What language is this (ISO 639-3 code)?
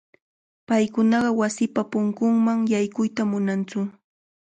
qvl